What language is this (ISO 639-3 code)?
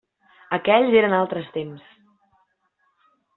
cat